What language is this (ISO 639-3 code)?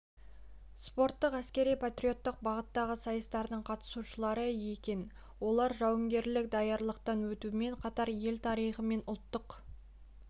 kaz